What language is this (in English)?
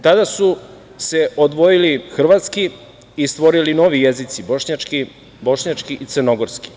Serbian